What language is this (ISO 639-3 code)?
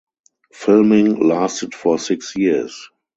eng